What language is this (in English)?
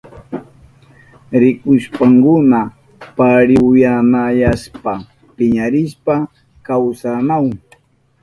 Southern Pastaza Quechua